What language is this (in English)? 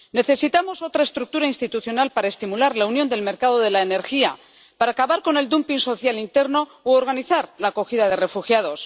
Spanish